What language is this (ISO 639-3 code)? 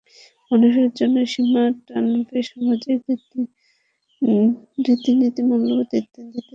ben